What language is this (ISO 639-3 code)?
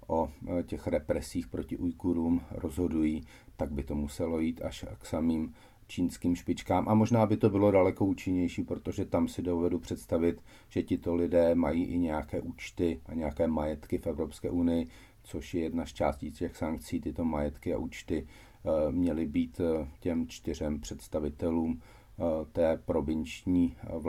ces